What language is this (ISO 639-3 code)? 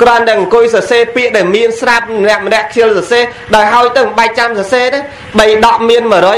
vie